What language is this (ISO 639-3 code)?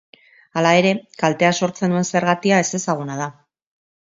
eus